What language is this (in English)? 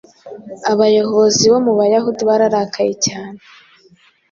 Kinyarwanda